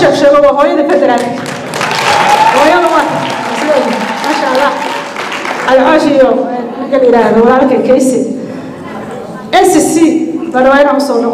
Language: Arabic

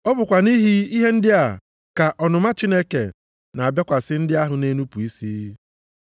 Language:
Igbo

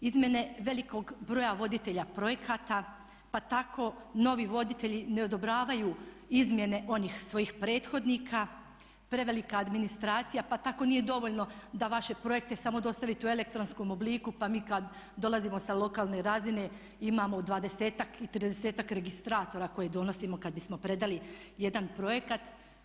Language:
Croatian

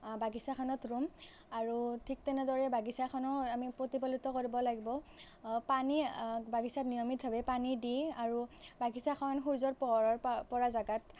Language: Assamese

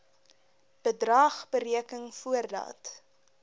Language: Afrikaans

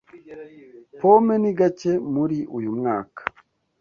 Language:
Kinyarwanda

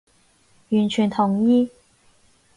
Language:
Cantonese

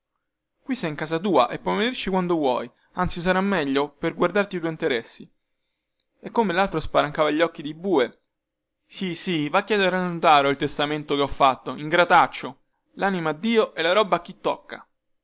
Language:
Italian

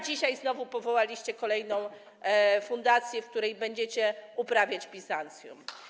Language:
Polish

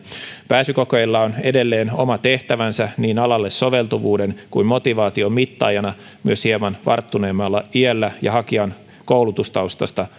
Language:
Finnish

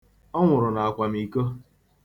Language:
Igbo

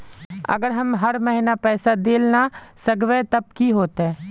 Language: Magahi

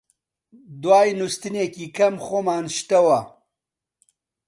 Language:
Central Kurdish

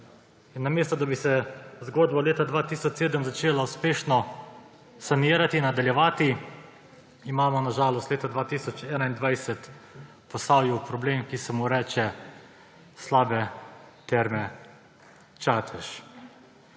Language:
Slovenian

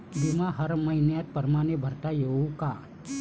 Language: Marathi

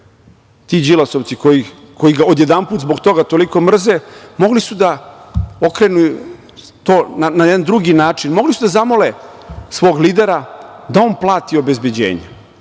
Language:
Serbian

